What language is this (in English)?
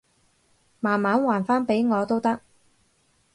Cantonese